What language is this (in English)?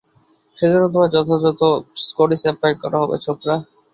Bangla